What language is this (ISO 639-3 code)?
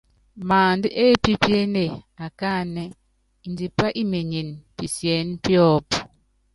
yav